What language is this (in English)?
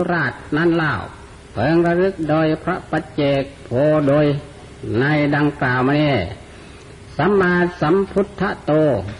Thai